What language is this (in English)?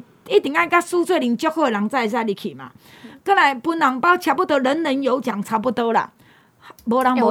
Chinese